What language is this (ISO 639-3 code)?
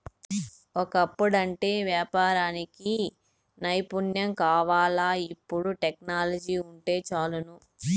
tel